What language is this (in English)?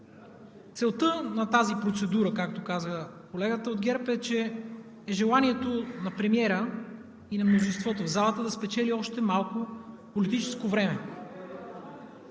Bulgarian